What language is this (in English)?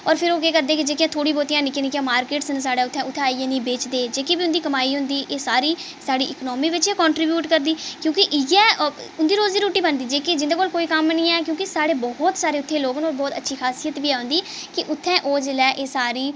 Dogri